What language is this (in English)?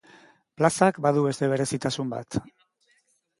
Basque